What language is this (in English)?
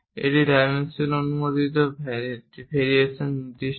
Bangla